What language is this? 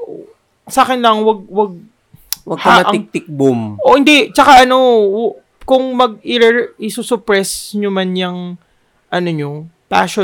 Filipino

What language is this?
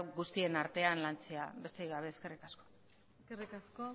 Basque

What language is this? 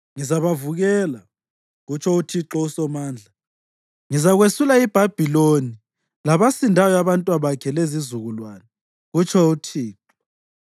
North Ndebele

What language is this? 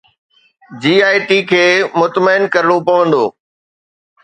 Sindhi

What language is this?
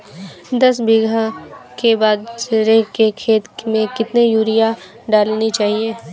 Hindi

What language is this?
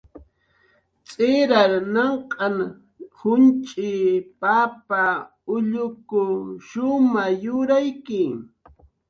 Jaqaru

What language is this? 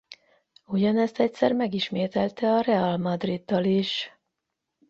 Hungarian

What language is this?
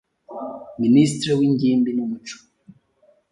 Kinyarwanda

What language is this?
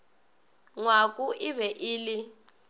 Northern Sotho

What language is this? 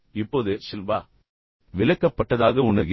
Tamil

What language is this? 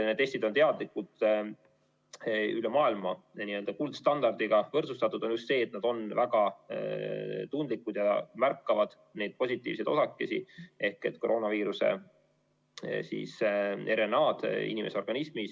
Estonian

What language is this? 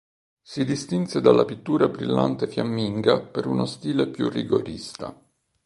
Italian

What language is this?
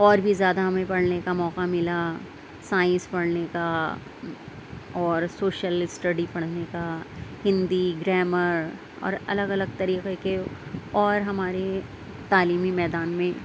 Urdu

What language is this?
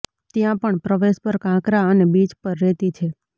Gujarati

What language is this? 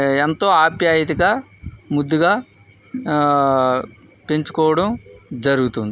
Telugu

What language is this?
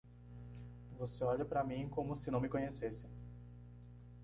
Portuguese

